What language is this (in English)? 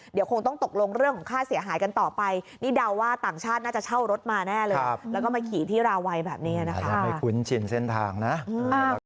Thai